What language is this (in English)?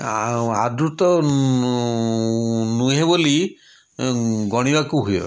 Odia